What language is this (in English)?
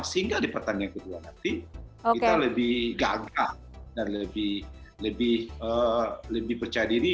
Indonesian